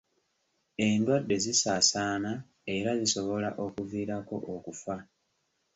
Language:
Ganda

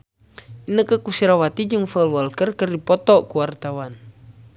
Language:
Sundanese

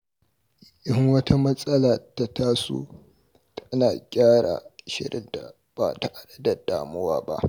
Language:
Hausa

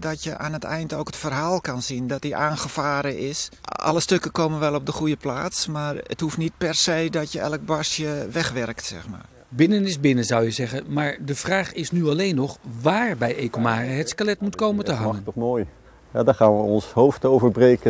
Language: Dutch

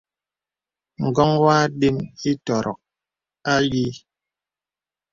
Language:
Bebele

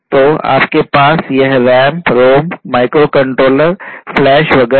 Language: Hindi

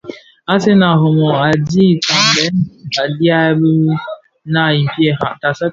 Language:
Bafia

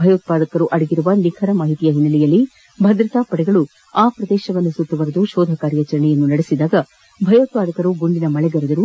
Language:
Kannada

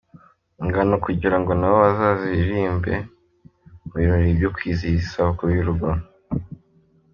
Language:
Kinyarwanda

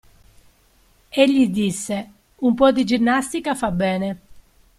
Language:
Italian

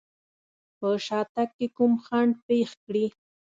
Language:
Pashto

